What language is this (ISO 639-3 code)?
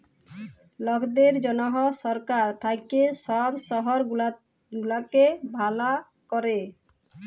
ben